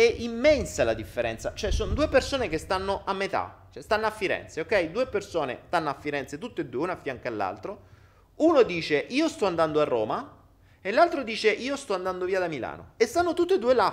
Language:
Italian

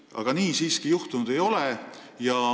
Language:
Estonian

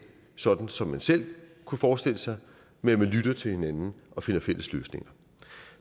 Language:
Danish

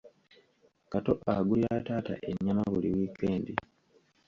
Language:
Ganda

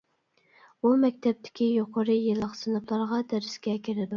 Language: Uyghur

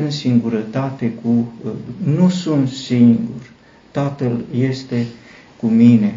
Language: Romanian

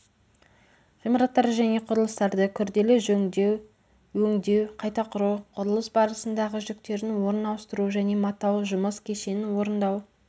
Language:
Kazakh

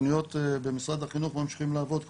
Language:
Hebrew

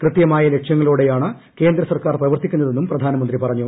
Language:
Malayalam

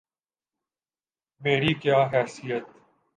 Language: Urdu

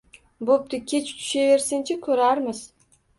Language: Uzbek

